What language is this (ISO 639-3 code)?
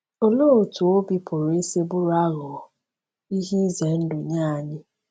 ibo